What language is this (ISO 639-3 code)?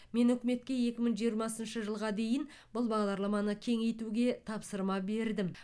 kaz